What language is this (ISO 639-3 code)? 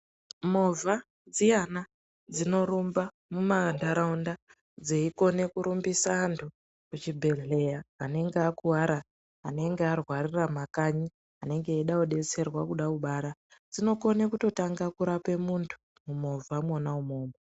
ndc